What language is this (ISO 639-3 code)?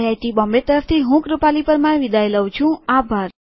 guj